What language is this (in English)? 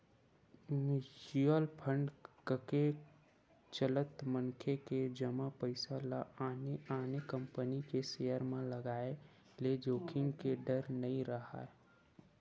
Chhattisgarhi